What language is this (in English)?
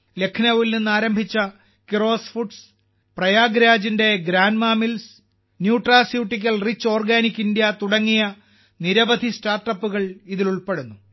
Malayalam